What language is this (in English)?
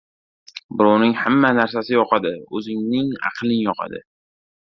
Uzbek